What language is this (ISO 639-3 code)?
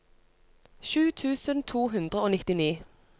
nor